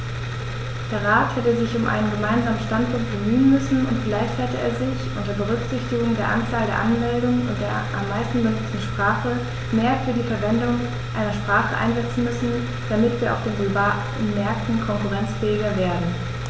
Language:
German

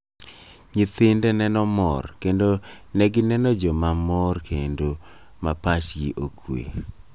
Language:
Luo (Kenya and Tanzania)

